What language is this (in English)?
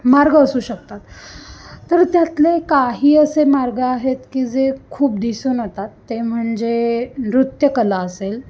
Marathi